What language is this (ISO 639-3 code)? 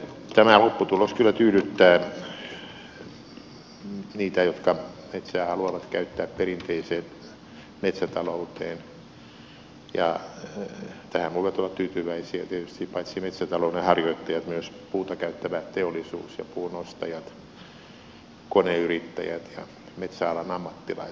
fin